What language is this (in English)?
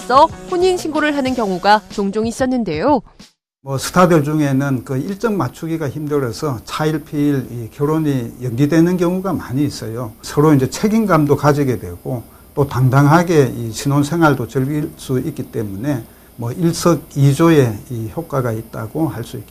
Korean